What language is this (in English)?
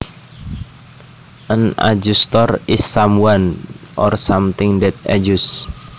Javanese